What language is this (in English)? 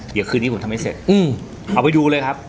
Thai